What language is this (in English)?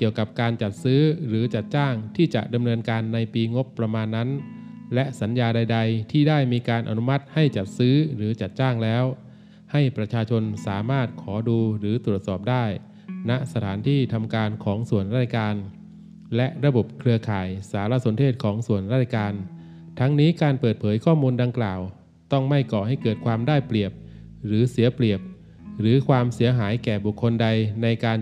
Thai